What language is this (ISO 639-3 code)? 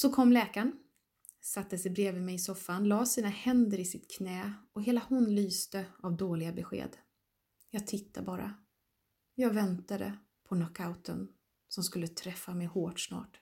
swe